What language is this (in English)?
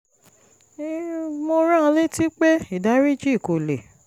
Yoruba